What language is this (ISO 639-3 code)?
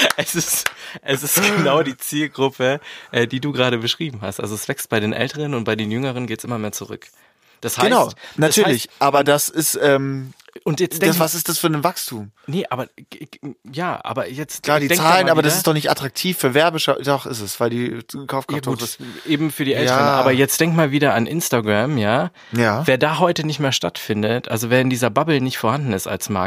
deu